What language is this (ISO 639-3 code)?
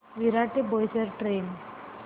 mar